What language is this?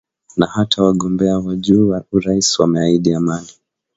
Swahili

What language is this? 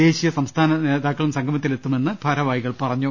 Malayalam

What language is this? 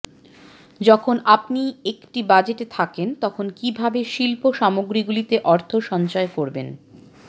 Bangla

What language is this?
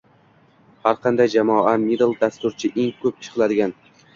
Uzbek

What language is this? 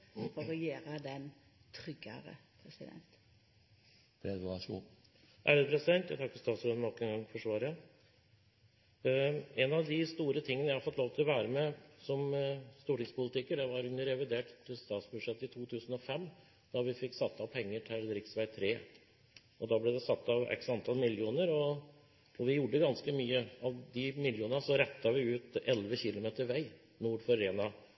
Norwegian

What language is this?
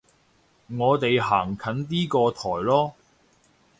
Cantonese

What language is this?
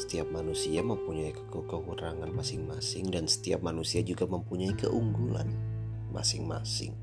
Indonesian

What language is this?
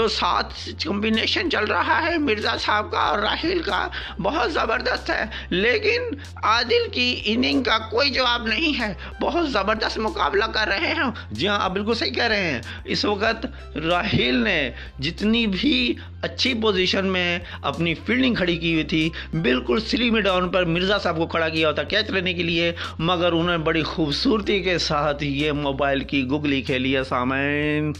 Urdu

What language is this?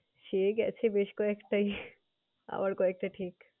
Bangla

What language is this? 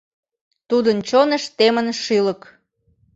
Mari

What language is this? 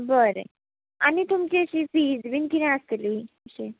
Konkani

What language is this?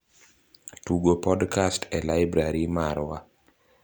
Luo (Kenya and Tanzania)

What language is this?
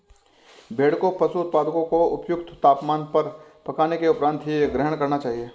Hindi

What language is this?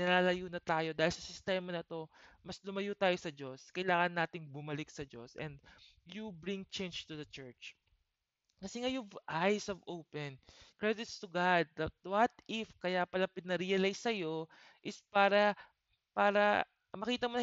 Filipino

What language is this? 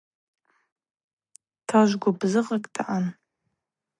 Abaza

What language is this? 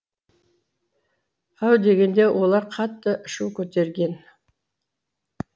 Kazakh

